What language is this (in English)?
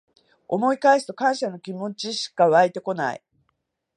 Japanese